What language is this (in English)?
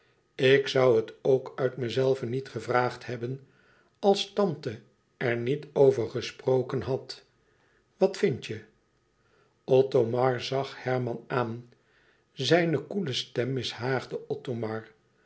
Dutch